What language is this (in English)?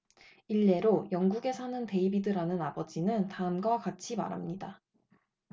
Korean